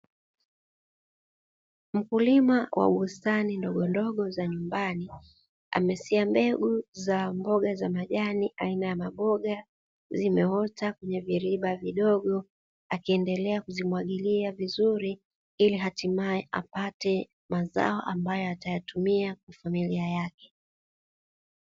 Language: Swahili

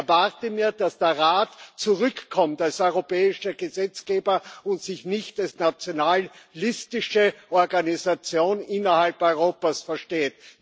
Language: German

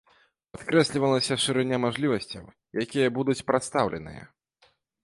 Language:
Belarusian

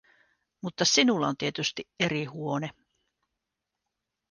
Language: Finnish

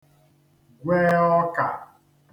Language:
Igbo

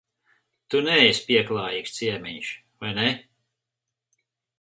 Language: Latvian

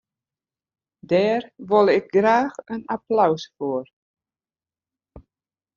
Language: Western Frisian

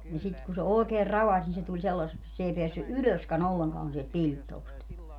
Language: Finnish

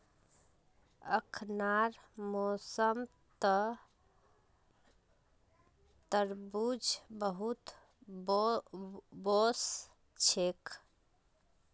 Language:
Magahi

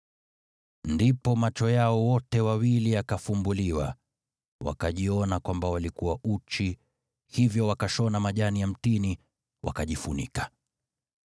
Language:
Swahili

